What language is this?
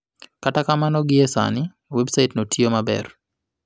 Luo (Kenya and Tanzania)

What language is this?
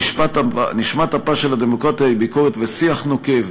Hebrew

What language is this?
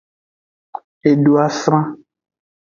Aja (Benin)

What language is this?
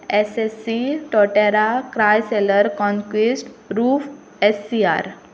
Konkani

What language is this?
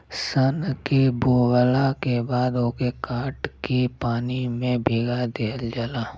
Bhojpuri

